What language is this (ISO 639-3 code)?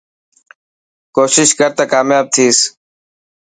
mki